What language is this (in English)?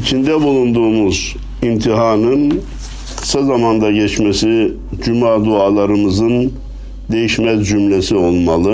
Turkish